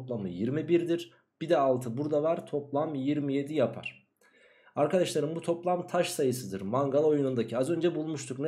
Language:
Turkish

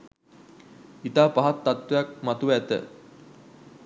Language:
Sinhala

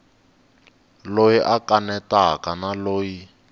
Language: Tsonga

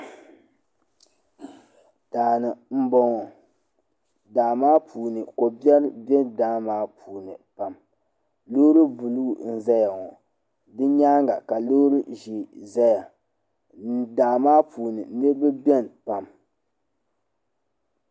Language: Dagbani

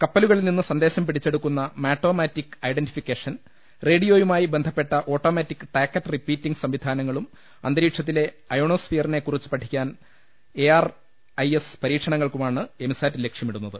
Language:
Malayalam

